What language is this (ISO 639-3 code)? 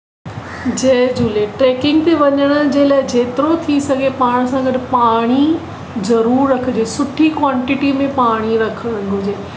snd